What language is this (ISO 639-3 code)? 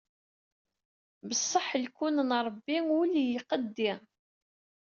kab